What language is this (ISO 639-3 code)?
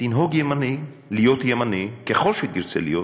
heb